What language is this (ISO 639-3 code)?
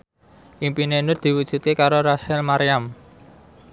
jav